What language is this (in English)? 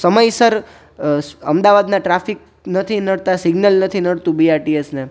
Gujarati